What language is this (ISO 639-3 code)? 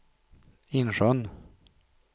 swe